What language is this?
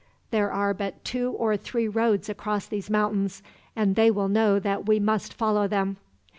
English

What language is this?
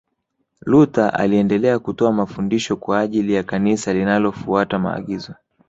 Swahili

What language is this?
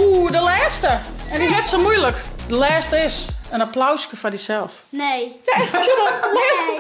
Dutch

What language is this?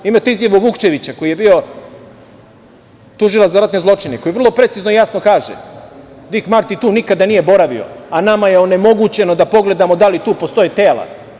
Serbian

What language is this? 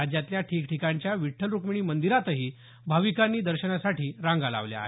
Marathi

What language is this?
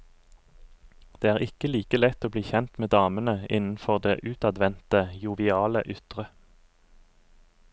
Norwegian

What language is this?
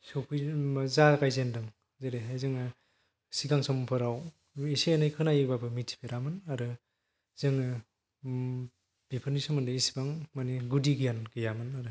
Bodo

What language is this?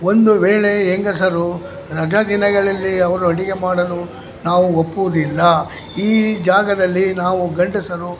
Kannada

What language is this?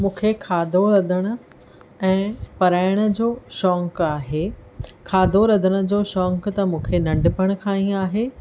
Sindhi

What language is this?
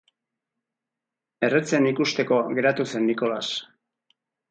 Basque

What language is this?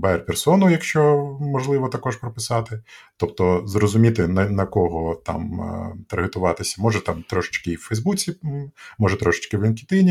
Ukrainian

